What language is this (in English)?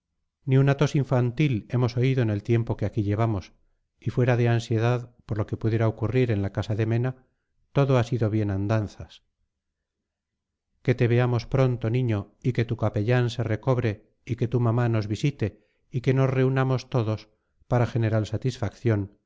Spanish